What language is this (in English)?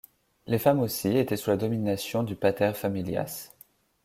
French